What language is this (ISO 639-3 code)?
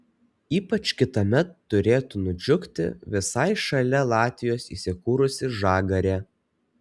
lit